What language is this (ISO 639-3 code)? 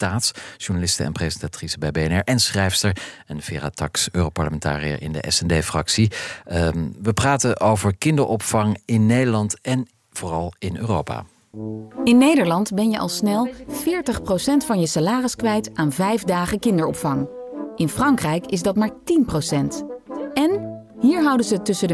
nld